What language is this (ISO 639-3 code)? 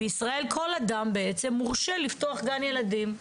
heb